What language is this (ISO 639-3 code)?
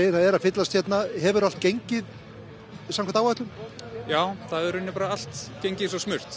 isl